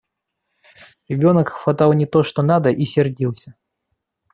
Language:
Russian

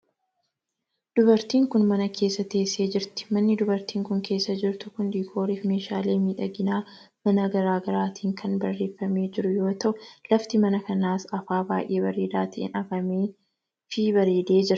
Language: Oromo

